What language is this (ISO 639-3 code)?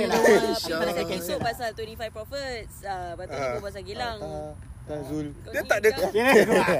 msa